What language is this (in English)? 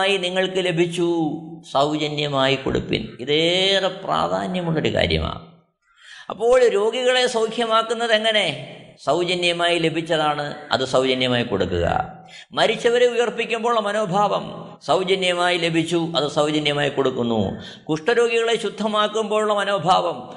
Malayalam